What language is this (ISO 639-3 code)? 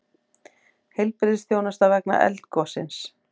isl